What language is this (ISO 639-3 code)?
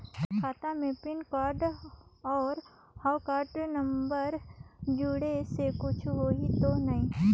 hne